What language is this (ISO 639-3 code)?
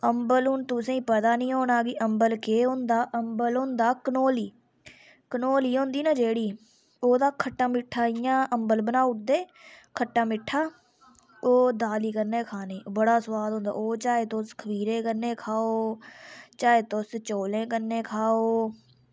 doi